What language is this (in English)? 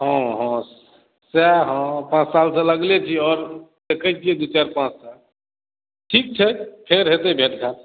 Maithili